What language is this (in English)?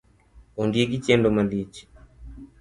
Luo (Kenya and Tanzania)